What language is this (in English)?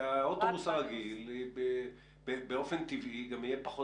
Hebrew